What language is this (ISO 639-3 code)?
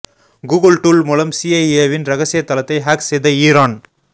tam